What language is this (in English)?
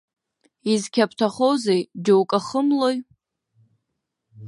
Abkhazian